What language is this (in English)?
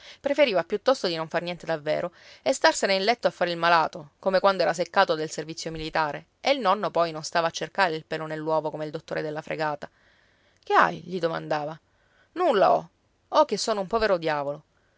Italian